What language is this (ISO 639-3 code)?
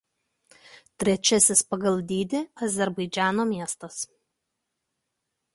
lit